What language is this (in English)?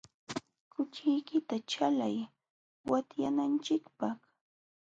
Jauja Wanca Quechua